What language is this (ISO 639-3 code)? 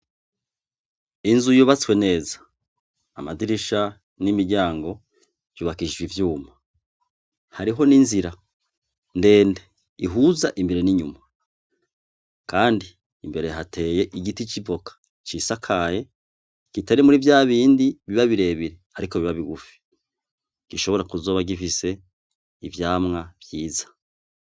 run